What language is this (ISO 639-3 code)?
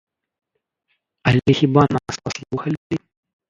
bel